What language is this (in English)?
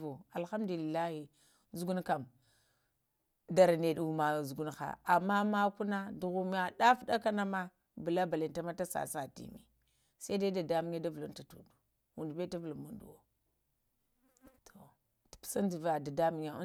Lamang